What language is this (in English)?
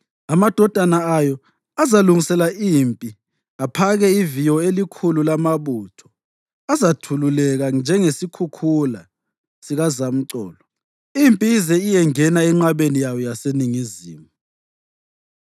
North Ndebele